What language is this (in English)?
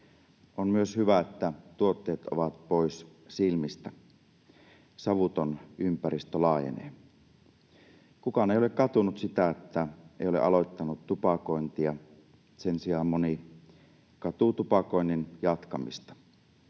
Finnish